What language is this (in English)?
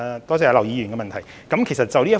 Cantonese